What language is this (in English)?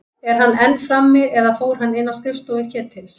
Icelandic